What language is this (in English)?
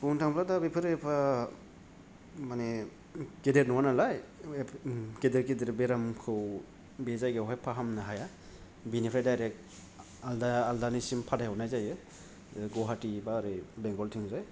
Bodo